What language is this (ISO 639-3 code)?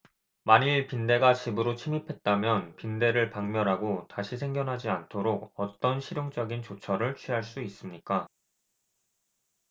kor